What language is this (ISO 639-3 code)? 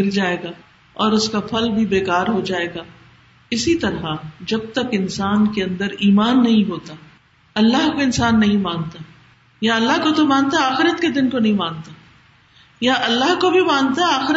urd